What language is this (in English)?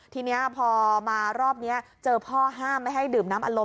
Thai